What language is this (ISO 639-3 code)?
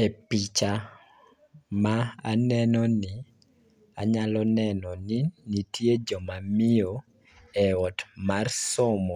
luo